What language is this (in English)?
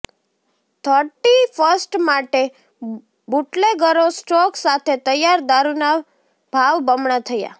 Gujarati